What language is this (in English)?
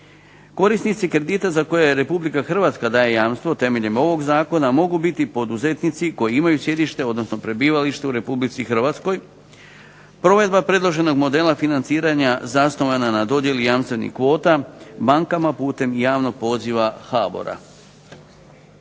Croatian